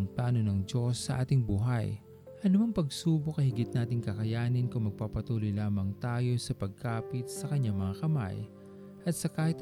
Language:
Filipino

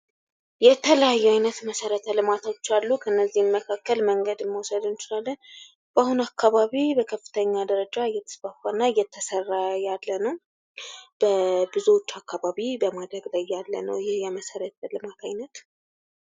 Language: Amharic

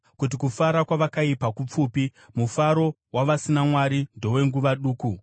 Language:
Shona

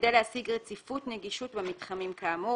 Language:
Hebrew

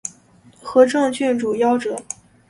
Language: Chinese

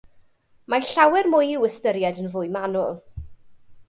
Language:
Welsh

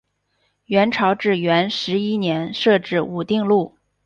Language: Chinese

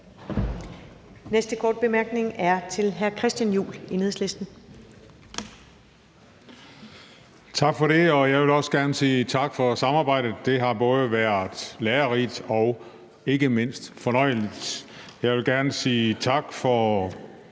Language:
Danish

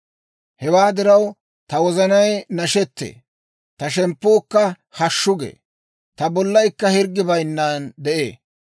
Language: Dawro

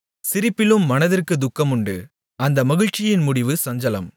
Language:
Tamil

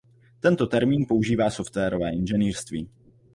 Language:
Czech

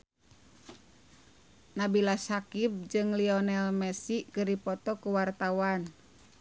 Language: Sundanese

